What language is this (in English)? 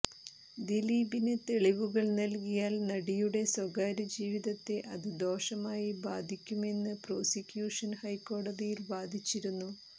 Malayalam